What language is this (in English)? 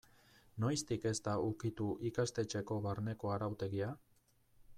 Basque